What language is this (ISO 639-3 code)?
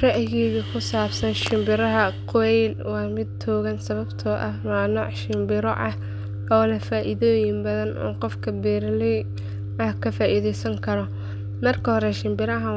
som